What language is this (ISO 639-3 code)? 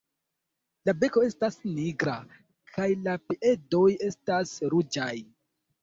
epo